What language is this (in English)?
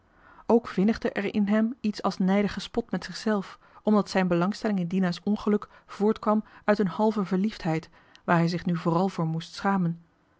Dutch